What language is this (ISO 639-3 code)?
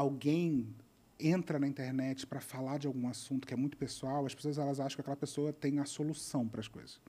por